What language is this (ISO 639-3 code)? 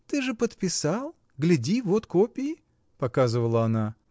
rus